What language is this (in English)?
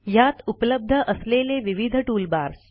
Marathi